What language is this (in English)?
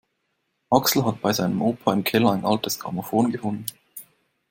German